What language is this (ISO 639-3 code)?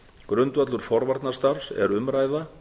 isl